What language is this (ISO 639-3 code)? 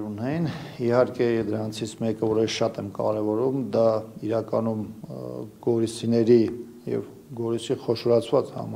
tur